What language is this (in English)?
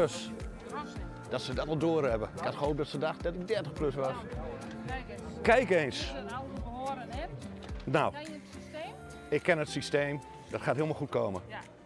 Dutch